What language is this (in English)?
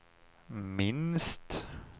Swedish